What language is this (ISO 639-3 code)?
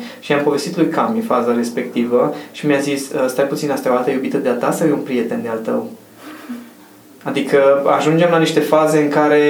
ron